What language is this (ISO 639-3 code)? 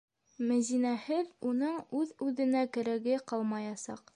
bak